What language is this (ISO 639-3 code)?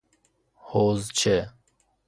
fas